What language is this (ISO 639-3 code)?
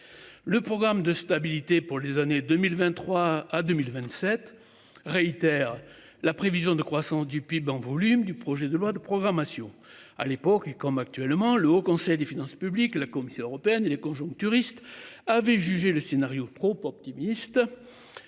fra